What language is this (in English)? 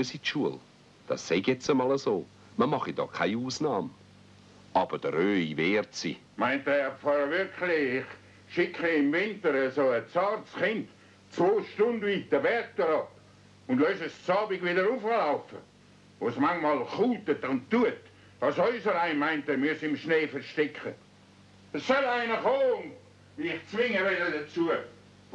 German